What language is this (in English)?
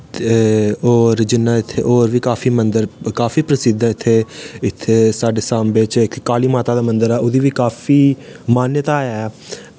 Dogri